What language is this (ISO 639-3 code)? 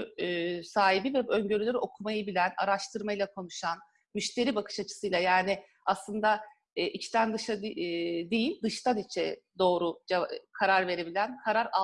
tur